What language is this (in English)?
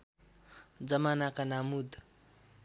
Nepali